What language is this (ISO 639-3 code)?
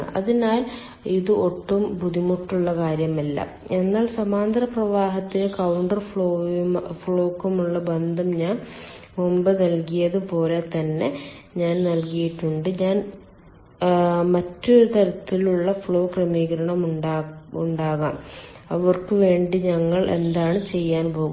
mal